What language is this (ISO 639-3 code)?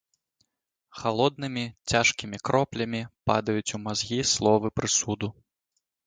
bel